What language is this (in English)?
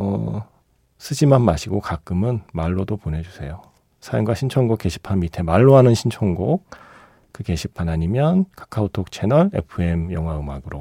Korean